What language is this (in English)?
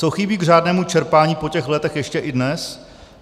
Czech